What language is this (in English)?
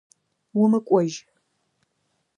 Adyghe